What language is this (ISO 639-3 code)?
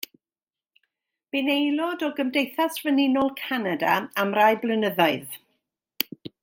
cym